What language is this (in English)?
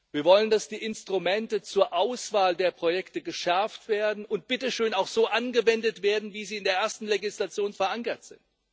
German